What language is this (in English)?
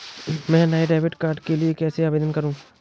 Hindi